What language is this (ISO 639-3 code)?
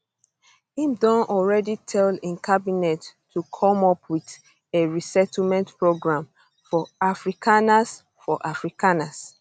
pcm